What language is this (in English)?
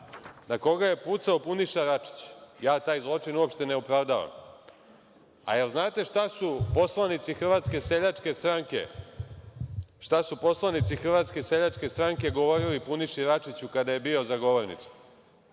Serbian